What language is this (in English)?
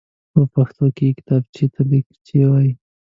Pashto